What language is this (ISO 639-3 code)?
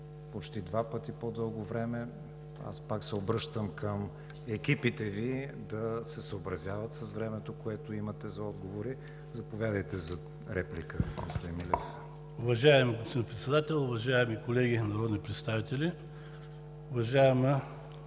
bul